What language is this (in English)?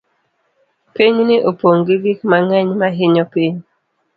Luo (Kenya and Tanzania)